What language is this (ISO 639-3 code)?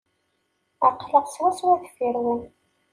kab